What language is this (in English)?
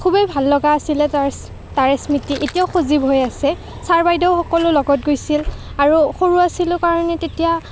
Assamese